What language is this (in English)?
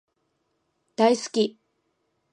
Japanese